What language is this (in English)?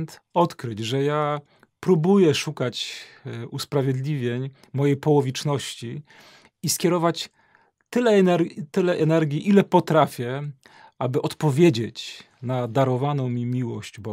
Polish